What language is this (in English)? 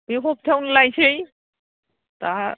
Bodo